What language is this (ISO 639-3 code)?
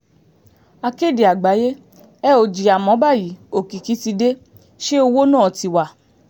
yor